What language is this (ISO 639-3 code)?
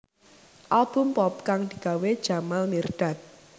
jav